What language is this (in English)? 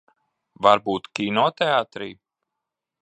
Latvian